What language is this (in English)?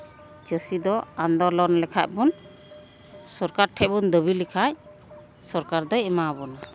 Santali